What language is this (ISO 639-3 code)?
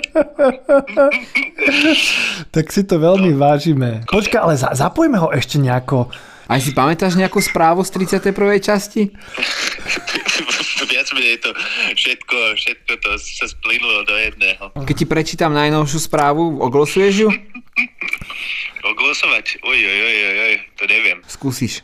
slk